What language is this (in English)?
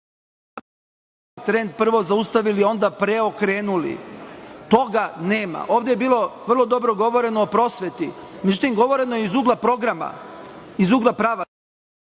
Serbian